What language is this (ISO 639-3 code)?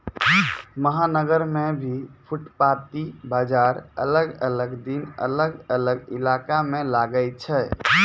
mai